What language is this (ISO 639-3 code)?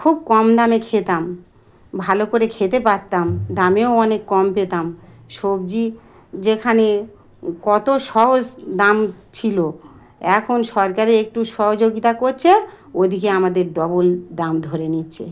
ben